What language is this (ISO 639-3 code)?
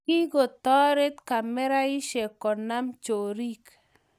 kln